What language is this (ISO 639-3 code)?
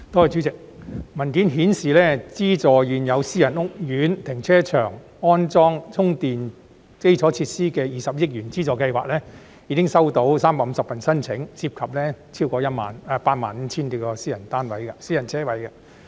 yue